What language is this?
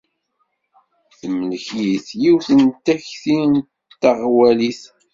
Kabyle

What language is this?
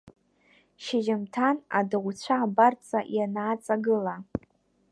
Abkhazian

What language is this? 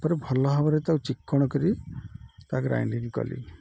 Odia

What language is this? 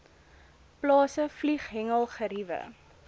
Afrikaans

